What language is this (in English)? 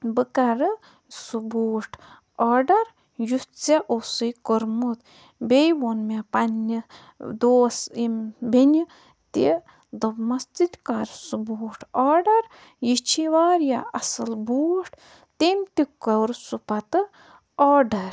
Kashmiri